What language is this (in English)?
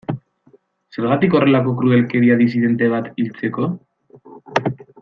Basque